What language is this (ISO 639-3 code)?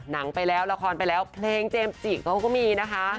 tha